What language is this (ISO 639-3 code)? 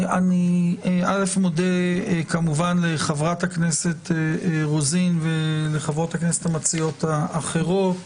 heb